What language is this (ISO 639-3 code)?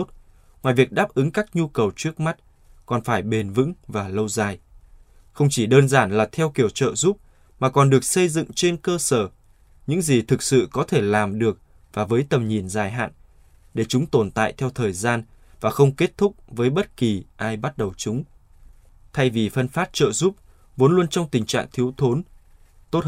vie